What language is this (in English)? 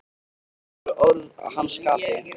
Icelandic